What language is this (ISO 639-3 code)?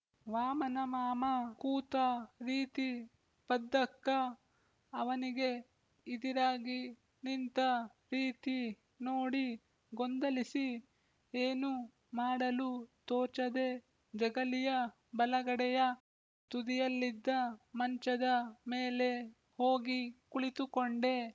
kan